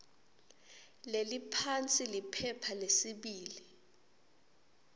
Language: Swati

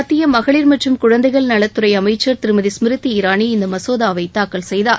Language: Tamil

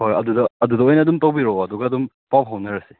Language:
Manipuri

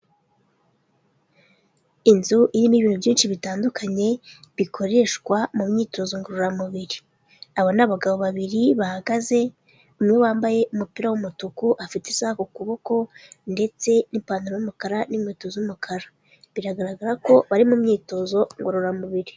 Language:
Kinyarwanda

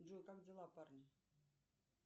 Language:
Russian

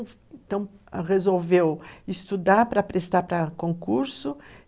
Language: Portuguese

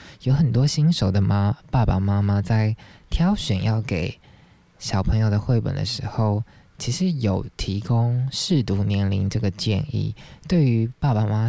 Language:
Chinese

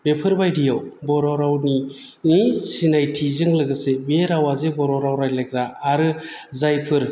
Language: Bodo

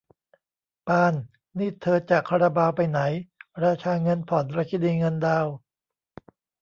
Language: Thai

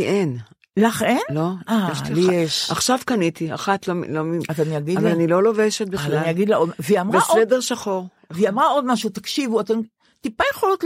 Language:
Hebrew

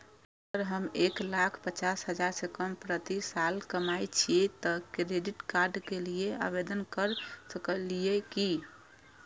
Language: Maithili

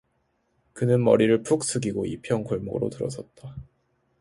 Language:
Korean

